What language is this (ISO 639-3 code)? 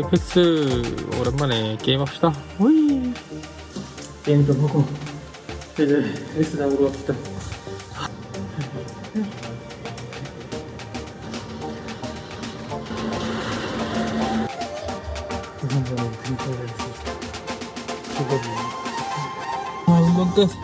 kor